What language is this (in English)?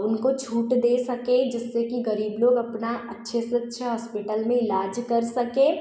Hindi